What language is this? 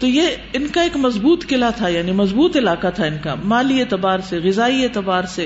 Urdu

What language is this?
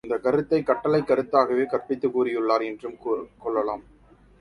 Tamil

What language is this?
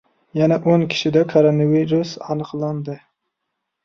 Uzbek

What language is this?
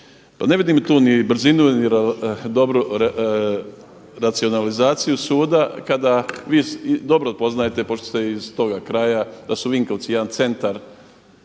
Croatian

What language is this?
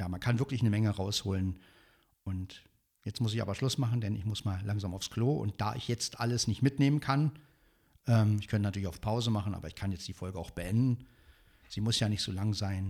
German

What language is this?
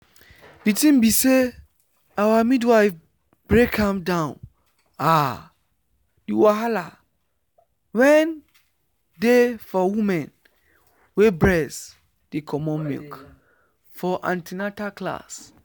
Nigerian Pidgin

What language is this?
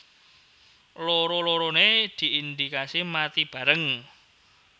Javanese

